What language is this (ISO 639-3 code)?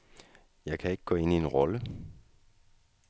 dan